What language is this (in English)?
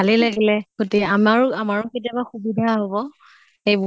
Assamese